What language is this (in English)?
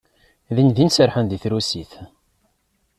Kabyle